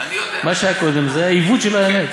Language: Hebrew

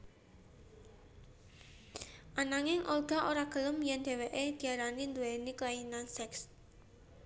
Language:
Javanese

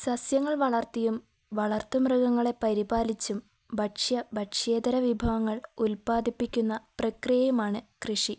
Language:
Malayalam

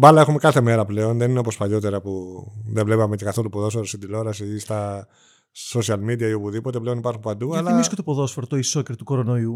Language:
Greek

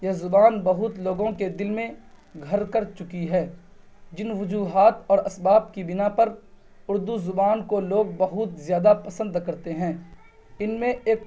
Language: Urdu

